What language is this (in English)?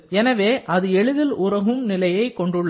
Tamil